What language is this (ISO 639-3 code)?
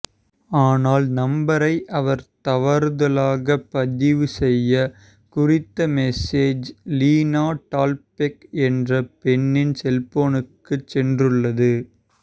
tam